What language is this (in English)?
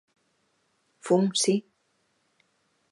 Galician